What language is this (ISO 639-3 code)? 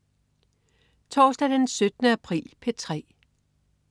dan